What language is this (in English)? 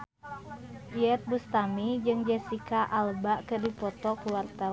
Sundanese